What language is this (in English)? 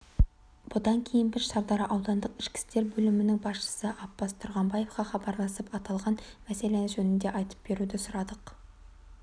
Kazakh